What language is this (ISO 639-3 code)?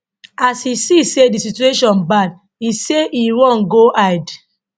pcm